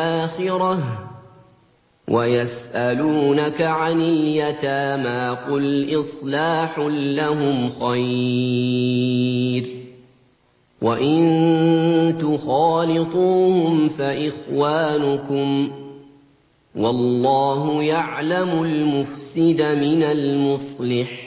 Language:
Arabic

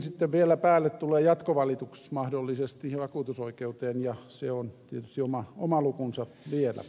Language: Finnish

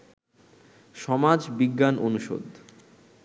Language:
Bangla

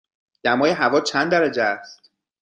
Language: Persian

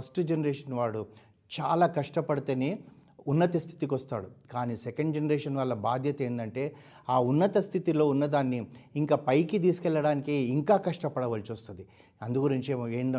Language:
Telugu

